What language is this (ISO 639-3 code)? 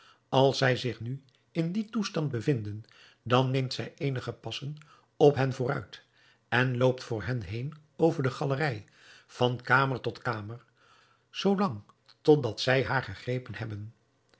nld